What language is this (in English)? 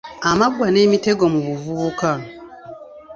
Ganda